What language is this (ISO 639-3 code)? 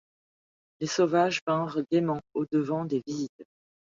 fra